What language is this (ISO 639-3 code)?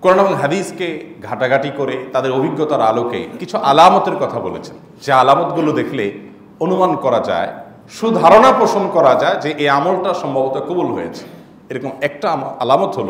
ara